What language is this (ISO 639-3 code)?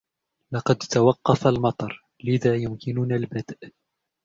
ara